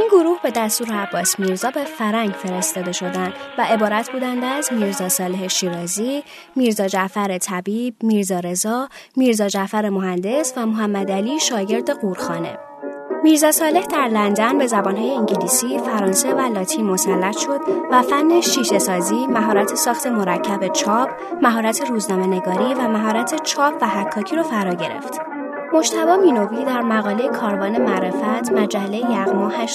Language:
Persian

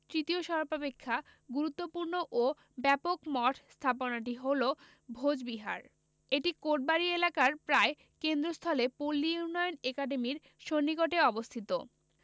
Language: Bangla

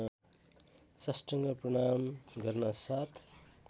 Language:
Nepali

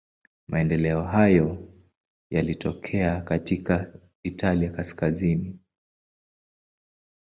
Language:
Swahili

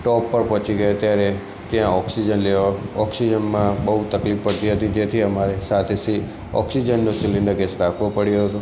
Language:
Gujarati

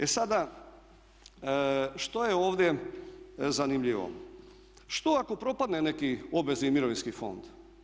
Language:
Croatian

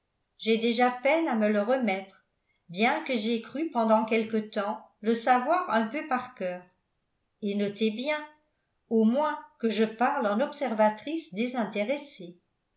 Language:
French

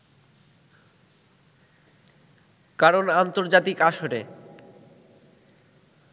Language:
Bangla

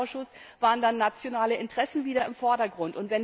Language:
German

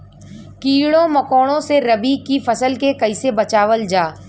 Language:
Bhojpuri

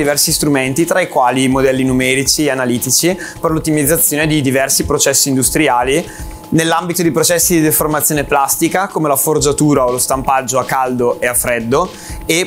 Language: Italian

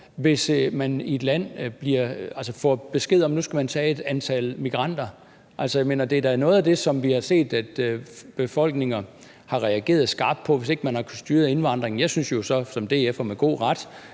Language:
Danish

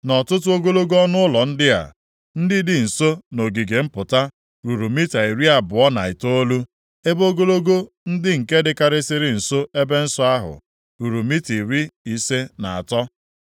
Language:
Igbo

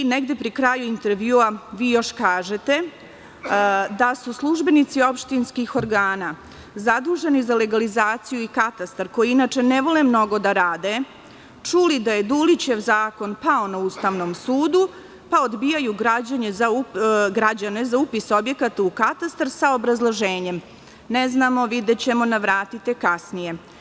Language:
Serbian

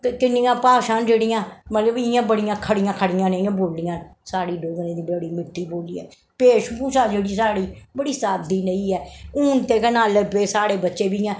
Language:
Dogri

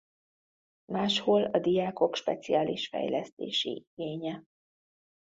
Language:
Hungarian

